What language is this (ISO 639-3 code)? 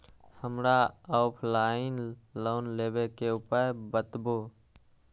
mai